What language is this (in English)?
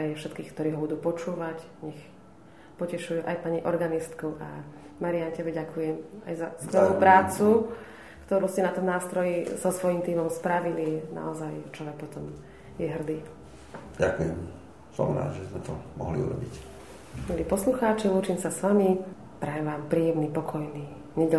Slovak